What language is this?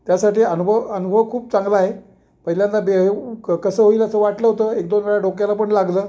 Marathi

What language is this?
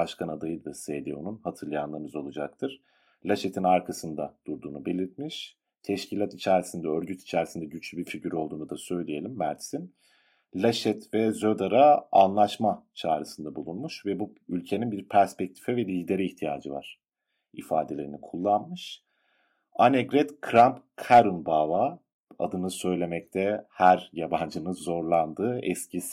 Turkish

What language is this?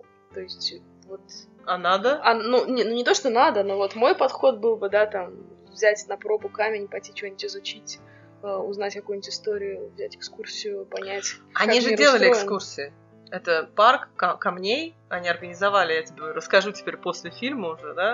Russian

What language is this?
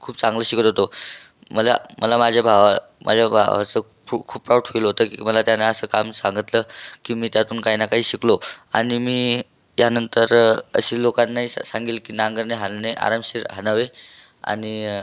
Marathi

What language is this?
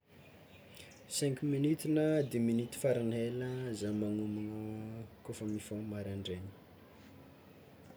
Tsimihety Malagasy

